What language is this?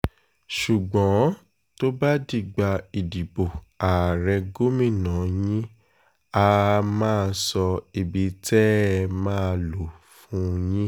Yoruba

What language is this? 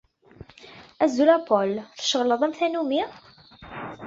Kabyle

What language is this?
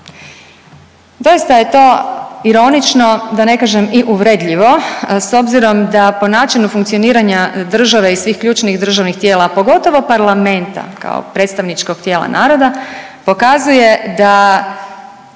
Croatian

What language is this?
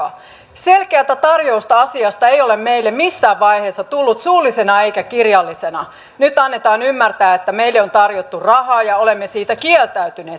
Finnish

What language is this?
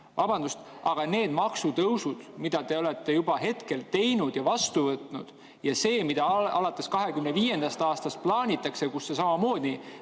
Estonian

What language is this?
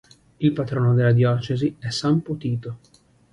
Italian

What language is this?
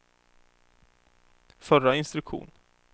Swedish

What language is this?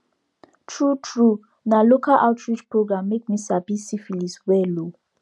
Nigerian Pidgin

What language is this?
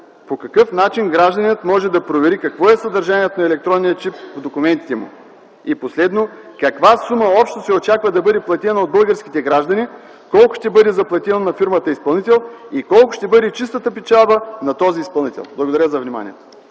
Bulgarian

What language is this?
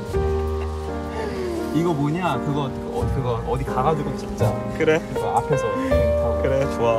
Korean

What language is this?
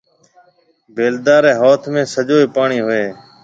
Marwari (Pakistan)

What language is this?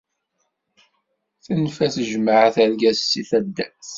Kabyle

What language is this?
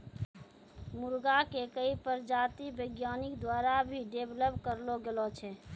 Maithili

